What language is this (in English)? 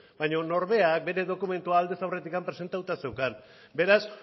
Basque